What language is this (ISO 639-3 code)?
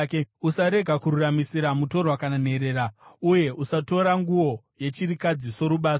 sna